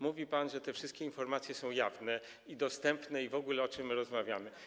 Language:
Polish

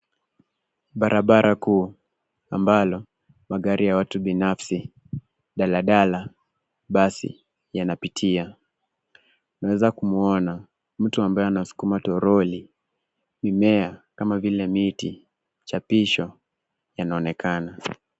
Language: Swahili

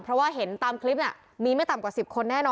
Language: Thai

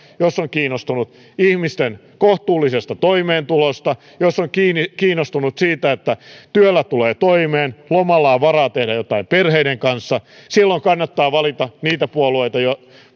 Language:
Finnish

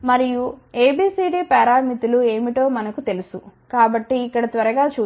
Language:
Telugu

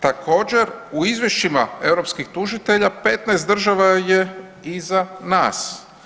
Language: Croatian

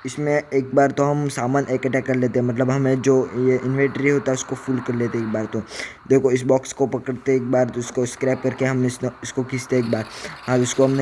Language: Hindi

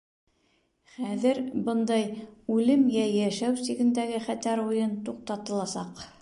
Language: Bashkir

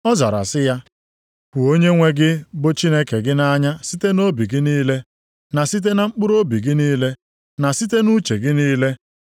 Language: Igbo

